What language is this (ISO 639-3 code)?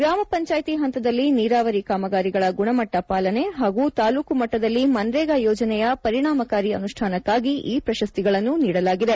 kan